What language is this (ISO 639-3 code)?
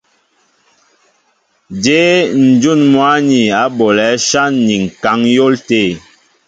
mbo